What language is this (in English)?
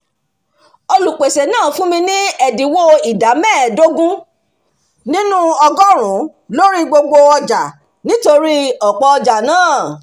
Yoruba